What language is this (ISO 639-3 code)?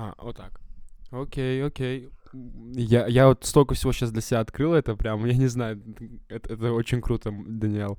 rus